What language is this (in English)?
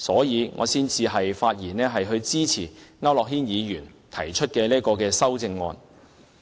Cantonese